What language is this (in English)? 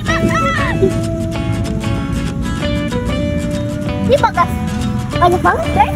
Indonesian